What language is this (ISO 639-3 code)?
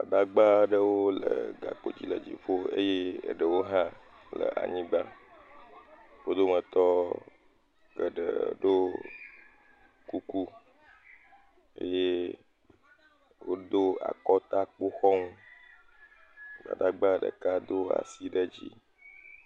ewe